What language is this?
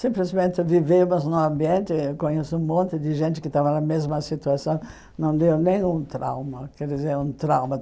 Portuguese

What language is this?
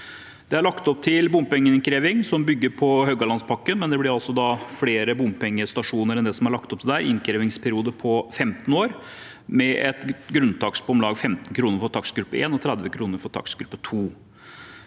Norwegian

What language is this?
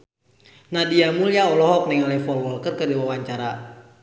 Sundanese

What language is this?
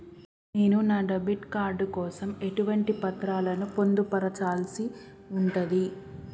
Telugu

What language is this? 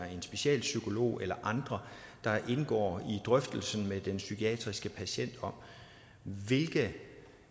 Danish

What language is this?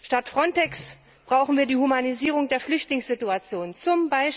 German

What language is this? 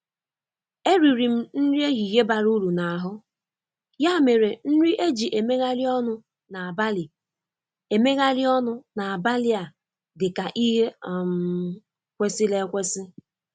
Igbo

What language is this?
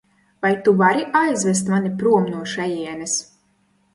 Latvian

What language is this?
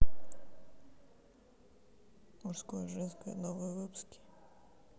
Russian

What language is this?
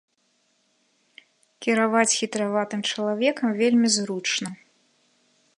Belarusian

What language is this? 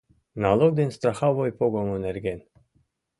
Mari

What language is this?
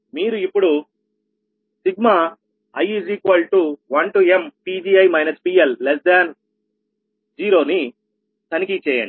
Telugu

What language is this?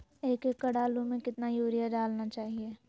Magahi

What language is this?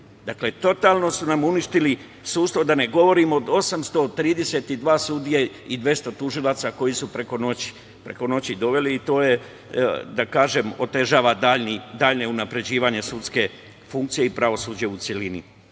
Serbian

